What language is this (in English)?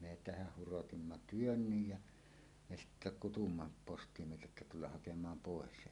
Finnish